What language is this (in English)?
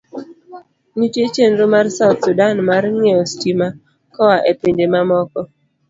Luo (Kenya and Tanzania)